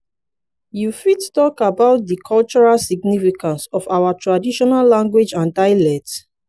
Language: Nigerian Pidgin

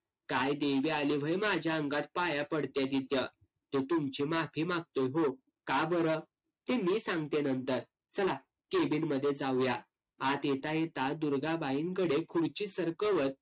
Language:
Marathi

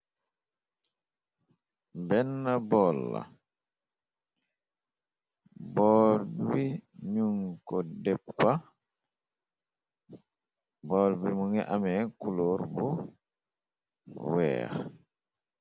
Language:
Wolof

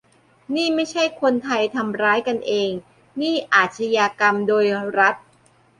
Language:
Thai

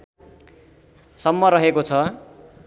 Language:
Nepali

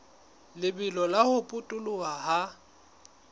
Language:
Southern Sotho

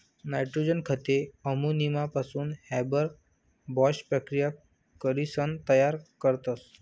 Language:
Marathi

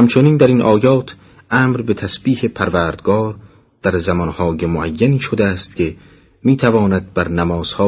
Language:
Persian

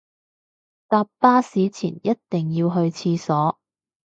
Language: Cantonese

